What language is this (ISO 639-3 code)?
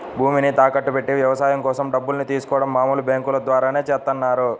tel